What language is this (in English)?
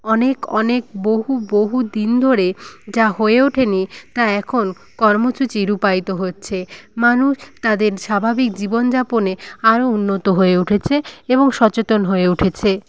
Bangla